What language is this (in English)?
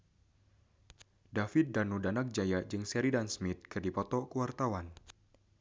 Sundanese